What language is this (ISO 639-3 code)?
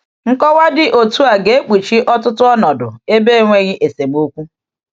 ibo